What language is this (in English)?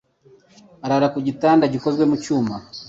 Kinyarwanda